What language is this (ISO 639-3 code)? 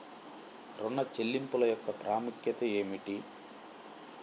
tel